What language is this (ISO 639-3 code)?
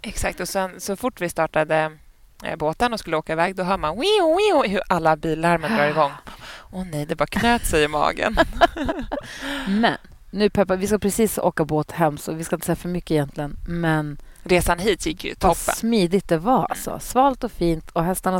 swe